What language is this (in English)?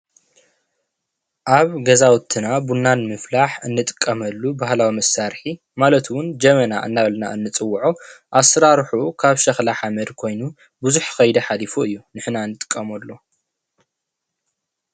Tigrinya